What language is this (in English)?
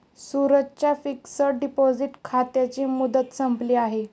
Marathi